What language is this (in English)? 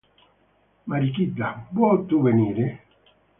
Italian